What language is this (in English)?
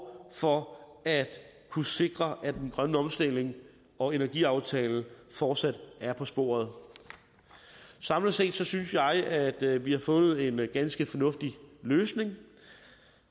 Danish